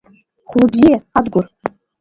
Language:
Abkhazian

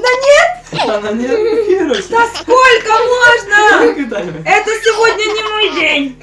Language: Russian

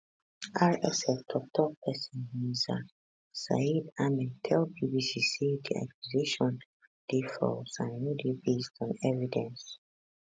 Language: Nigerian Pidgin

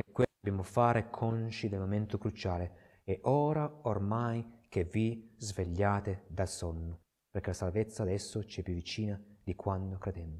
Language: Italian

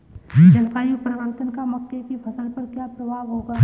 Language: Hindi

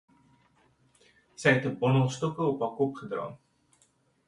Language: Afrikaans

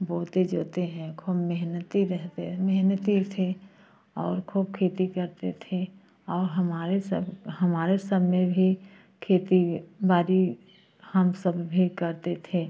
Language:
Hindi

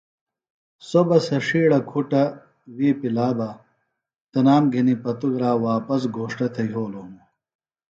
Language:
Phalura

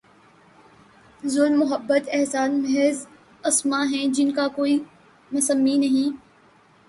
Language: Urdu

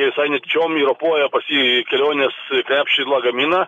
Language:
Lithuanian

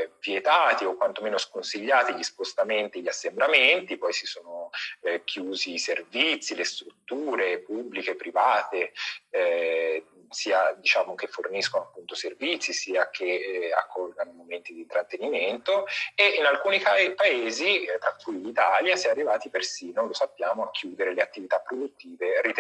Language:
Italian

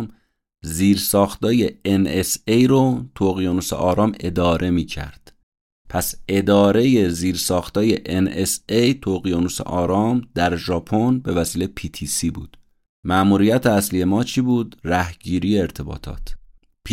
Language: Persian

